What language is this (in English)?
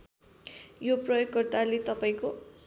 Nepali